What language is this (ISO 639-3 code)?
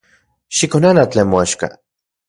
ncx